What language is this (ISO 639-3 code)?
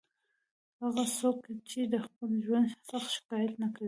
pus